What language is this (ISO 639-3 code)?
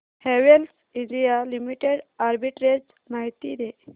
mar